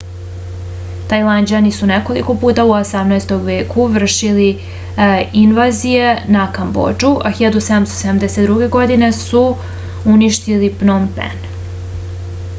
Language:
Serbian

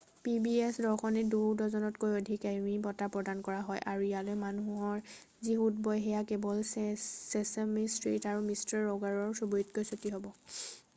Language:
Assamese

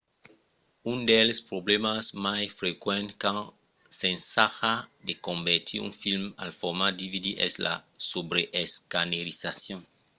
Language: Occitan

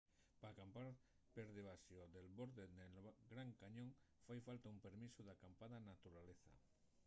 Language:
Asturian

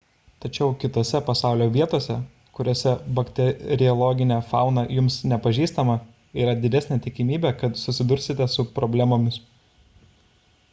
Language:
Lithuanian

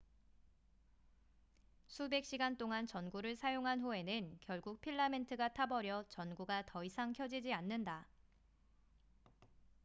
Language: Korean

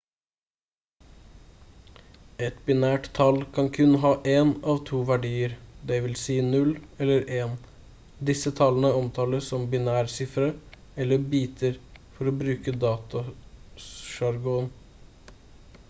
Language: Norwegian Bokmål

